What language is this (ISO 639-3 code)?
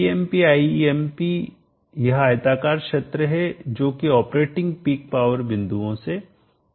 hin